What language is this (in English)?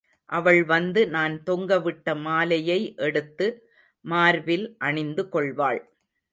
Tamil